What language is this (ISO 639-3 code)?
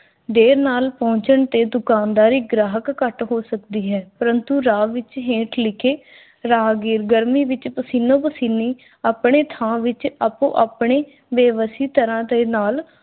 pan